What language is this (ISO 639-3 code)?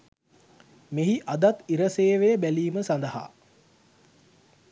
sin